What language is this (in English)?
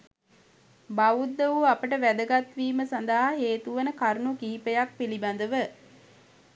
Sinhala